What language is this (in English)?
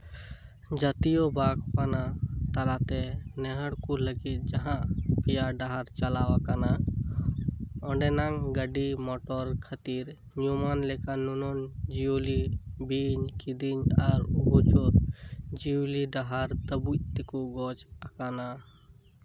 Santali